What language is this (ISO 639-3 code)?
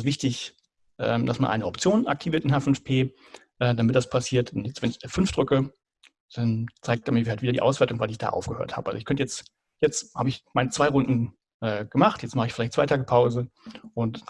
deu